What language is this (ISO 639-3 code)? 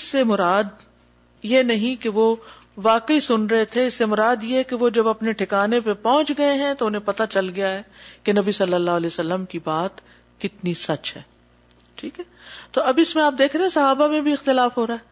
urd